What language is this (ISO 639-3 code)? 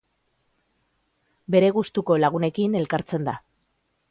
eus